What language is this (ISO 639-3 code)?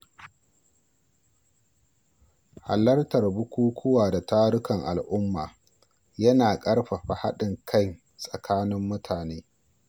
hau